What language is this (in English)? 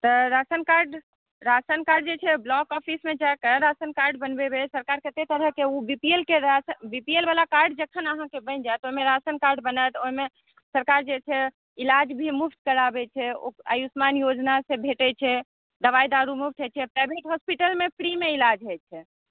Maithili